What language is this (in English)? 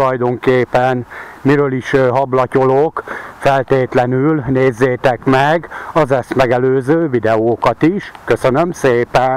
Hungarian